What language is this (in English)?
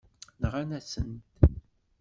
Kabyle